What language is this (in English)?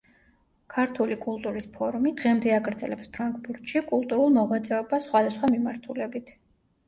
Georgian